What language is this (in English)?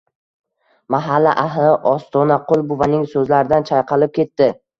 Uzbek